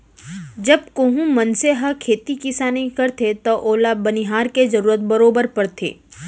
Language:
Chhattisgarhi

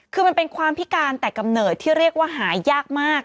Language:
Thai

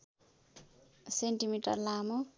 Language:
Nepali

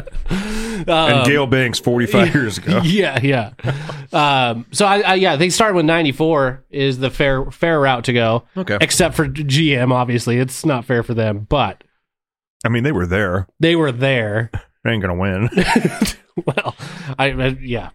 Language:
English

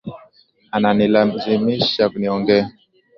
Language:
Swahili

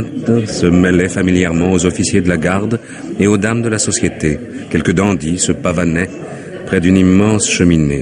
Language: French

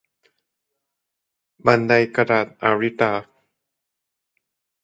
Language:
Thai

